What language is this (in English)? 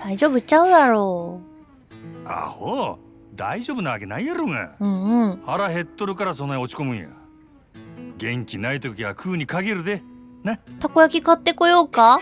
Japanese